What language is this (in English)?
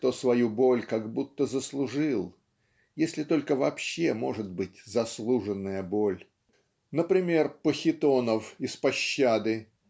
Russian